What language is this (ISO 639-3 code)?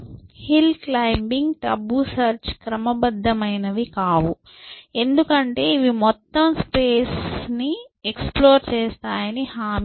tel